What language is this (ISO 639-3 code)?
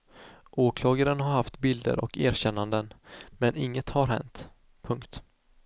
swe